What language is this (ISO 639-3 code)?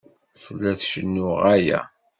kab